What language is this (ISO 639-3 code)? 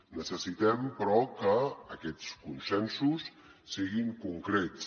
cat